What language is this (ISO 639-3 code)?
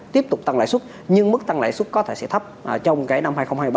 vie